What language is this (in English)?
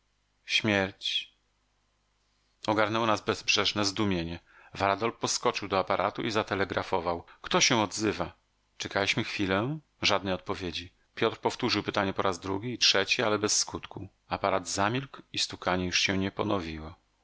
Polish